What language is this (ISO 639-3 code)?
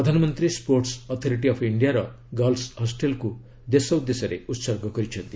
ori